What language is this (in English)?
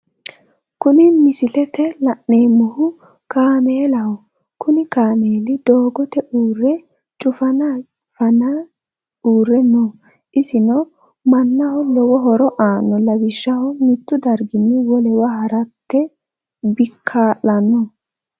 Sidamo